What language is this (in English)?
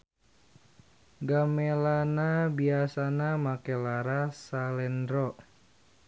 Sundanese